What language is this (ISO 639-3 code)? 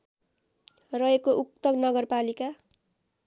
nep